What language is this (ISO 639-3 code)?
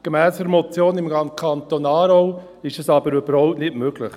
gsw